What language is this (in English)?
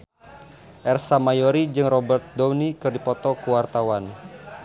Sundanese